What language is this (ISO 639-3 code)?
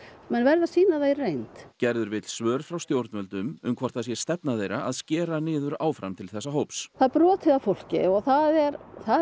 isl